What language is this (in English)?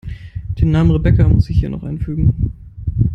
German